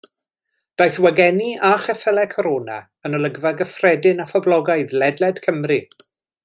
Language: Welsh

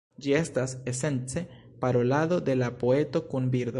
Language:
Esperanto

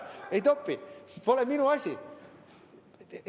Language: Estonian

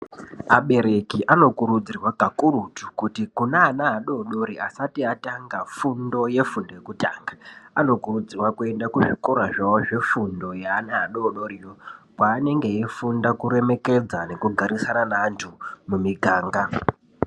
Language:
Ndau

